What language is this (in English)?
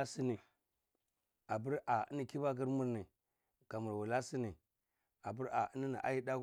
Cibak